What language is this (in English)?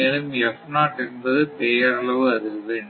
Tamil